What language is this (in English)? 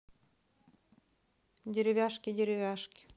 Russian